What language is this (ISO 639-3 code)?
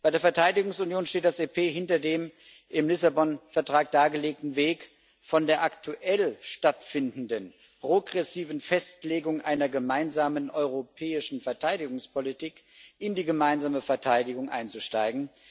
deu